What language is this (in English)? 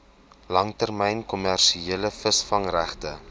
Afrikaans